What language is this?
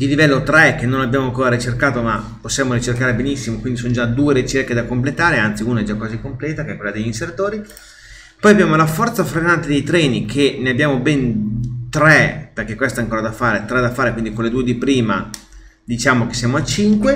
Italian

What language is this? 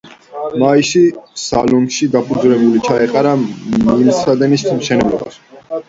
Georgian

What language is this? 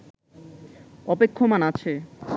Bangla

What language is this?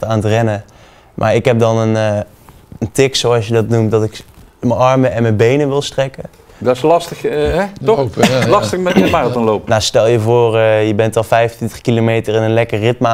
Dutch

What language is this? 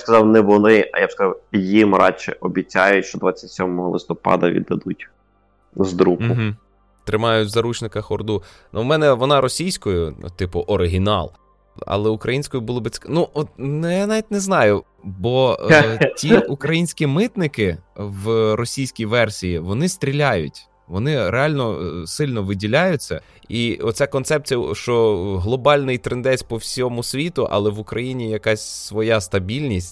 Ukrainian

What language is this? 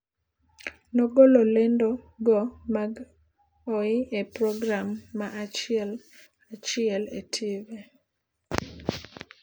Luo (Kenya and Tanzania)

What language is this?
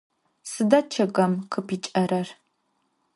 Adyghe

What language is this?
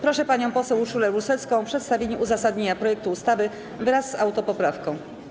Polish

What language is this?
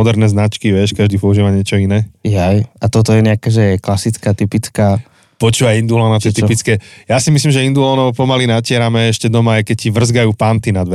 Slovak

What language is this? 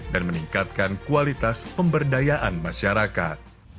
Indonesian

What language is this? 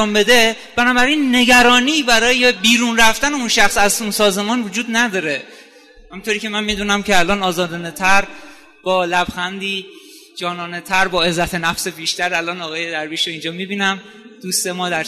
Persian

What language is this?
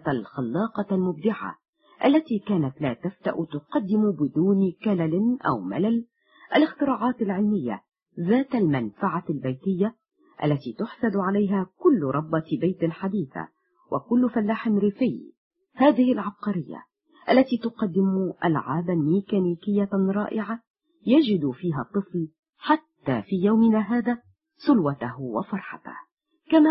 Arabic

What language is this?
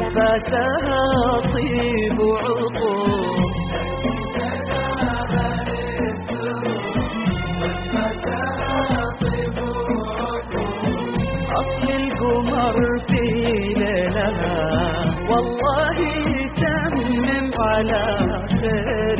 Arabic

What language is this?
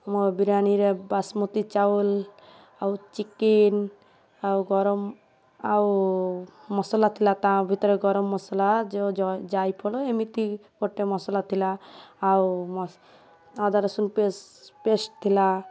Odia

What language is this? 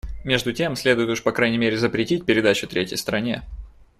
Russian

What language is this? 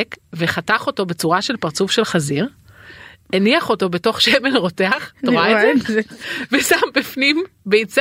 Hebrew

